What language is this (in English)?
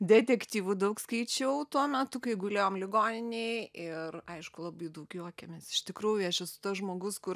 Lithuanian